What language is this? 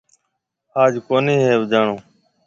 Marwari (Pakistan)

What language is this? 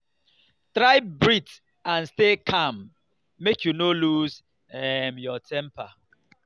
Nigerian Pidgin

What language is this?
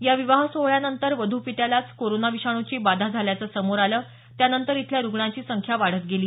Marathi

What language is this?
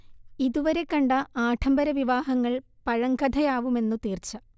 Malayalam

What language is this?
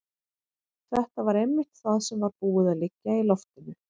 Icelandic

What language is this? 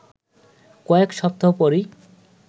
Bangla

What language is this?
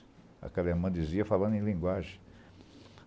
Portuguese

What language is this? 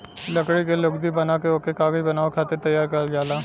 Bhojpuri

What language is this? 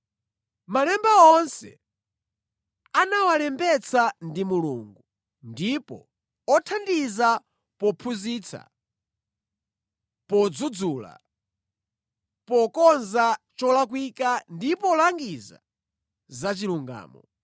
Nyanja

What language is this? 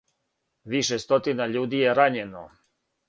Serbian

